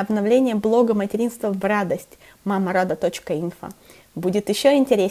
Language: Russian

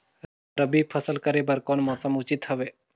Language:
Chhattisgarhi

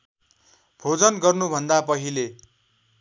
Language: Nepali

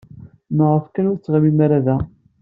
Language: Kabyle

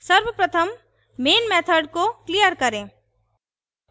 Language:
Hindi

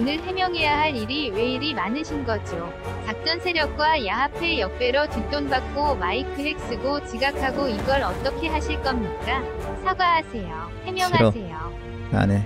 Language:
Korean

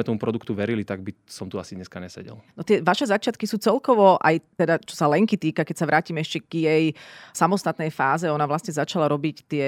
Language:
Slovak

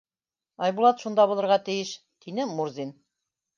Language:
Bashkir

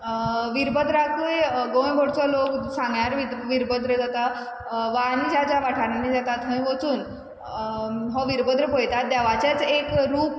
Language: Konkani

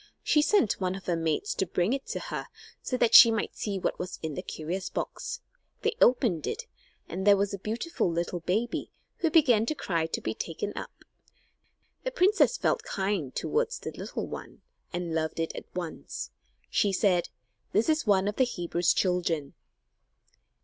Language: English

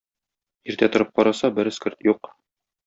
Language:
Tatar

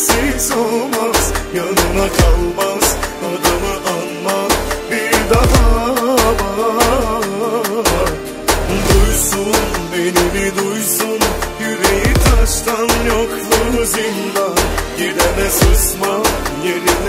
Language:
Turkish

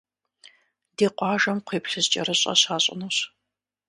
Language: Kabardian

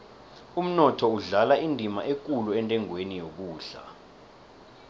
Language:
South Ndebele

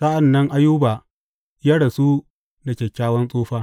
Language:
Hausa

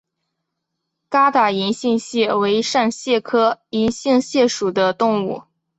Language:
Chinese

